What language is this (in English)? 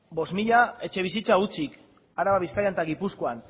Basque